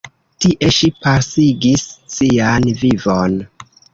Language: Esperanto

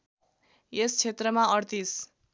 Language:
Nepali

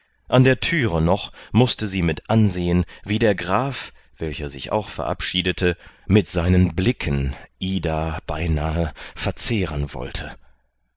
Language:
German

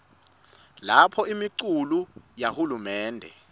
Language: Swati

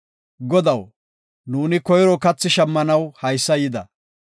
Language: Gofa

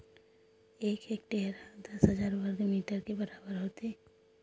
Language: Chhattisgarhi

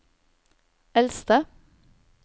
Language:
Norwegian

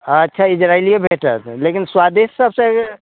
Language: Maithili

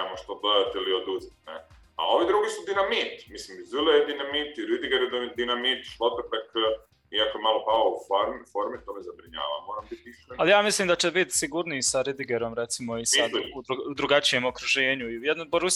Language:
Croatian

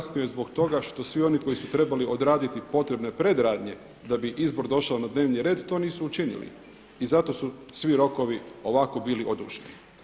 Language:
Croatian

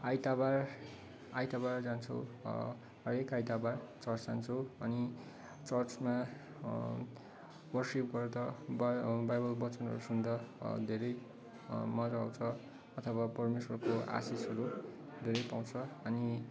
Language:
Nepali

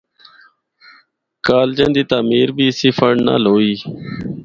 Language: Northern Hindko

